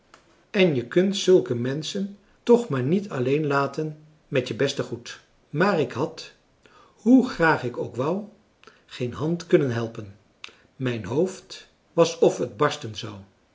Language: Dutch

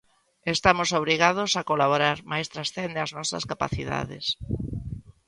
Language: Galician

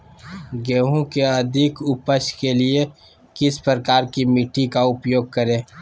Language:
Magahi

